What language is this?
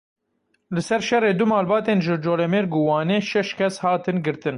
Kurdish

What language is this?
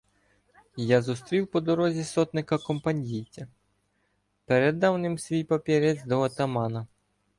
Ukrainian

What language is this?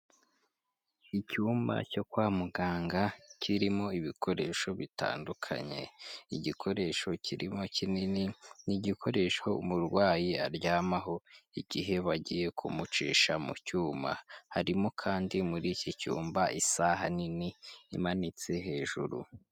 Kinyarwanda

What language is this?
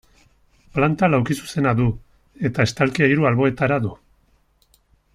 Basque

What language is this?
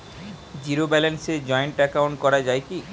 Bangla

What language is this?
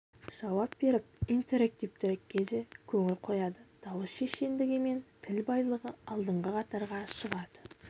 Kazakh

